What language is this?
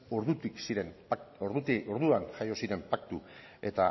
Basque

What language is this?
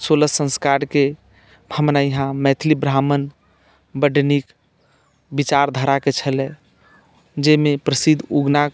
Maithili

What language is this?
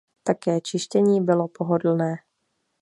Czech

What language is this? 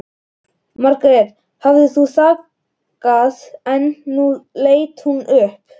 Icelandic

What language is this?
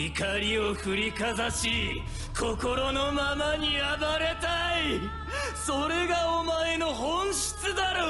Japanese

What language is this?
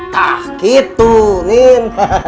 Indonesian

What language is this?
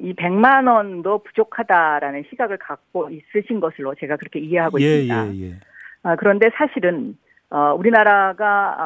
Korean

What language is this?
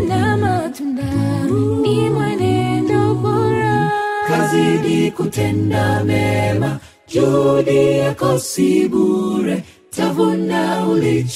Swahili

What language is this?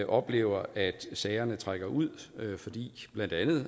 Danish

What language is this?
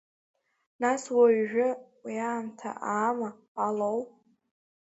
Abkhazian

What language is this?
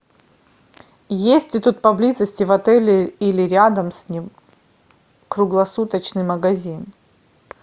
Russian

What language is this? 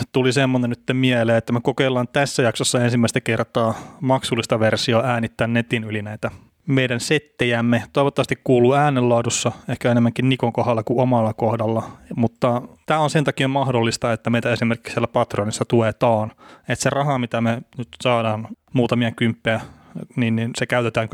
Finnish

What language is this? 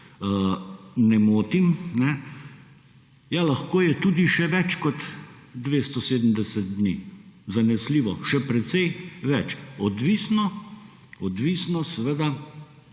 Slovenian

